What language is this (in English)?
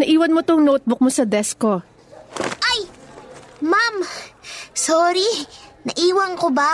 Filipino